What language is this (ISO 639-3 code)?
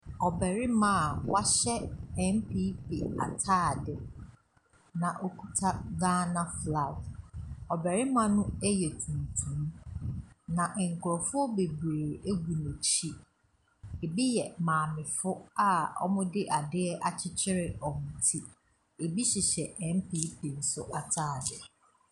aka